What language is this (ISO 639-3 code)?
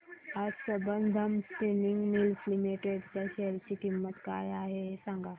mar